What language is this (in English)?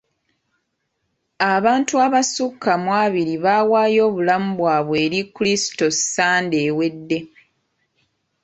Ganda